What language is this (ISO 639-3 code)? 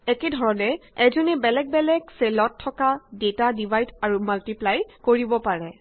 asm